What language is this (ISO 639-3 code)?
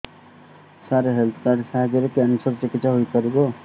ori